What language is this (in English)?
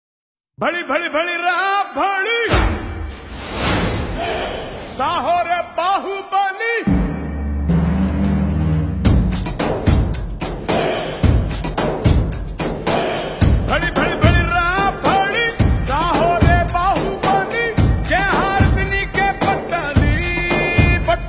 Arabic